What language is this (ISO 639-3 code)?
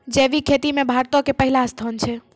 mai